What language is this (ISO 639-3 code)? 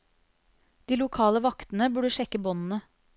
nor